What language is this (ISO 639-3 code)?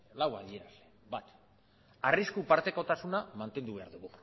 eus